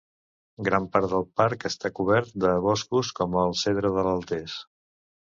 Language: Catalan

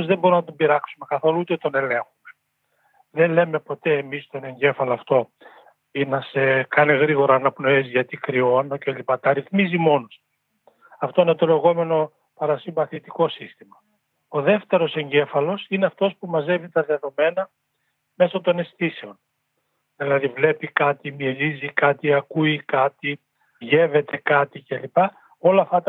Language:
Greek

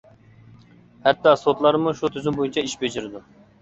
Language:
Uyghur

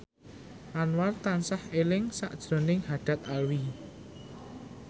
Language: Javanese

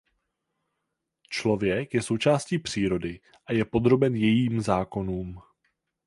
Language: Czech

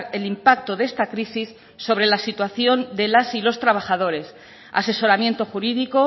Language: Spanish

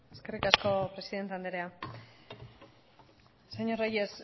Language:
Basque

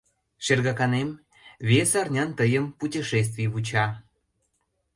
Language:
Mari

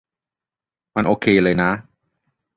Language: Thai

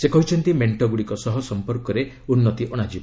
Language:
Odia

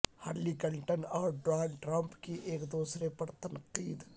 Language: Urdu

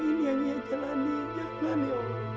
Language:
Indonesian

